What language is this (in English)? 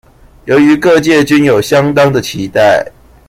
Chinese